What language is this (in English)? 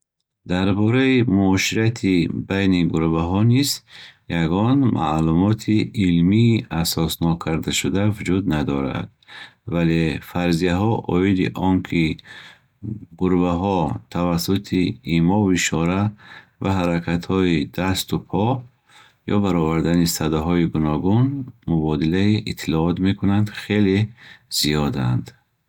Bukharic